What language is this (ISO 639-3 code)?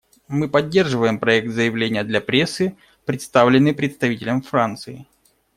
rus